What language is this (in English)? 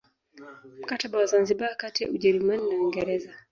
Swahili